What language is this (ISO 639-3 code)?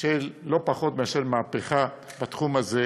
heb